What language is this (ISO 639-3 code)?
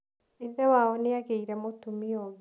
kik